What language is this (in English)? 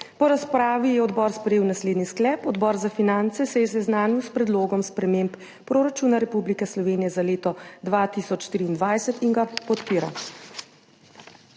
Slovenian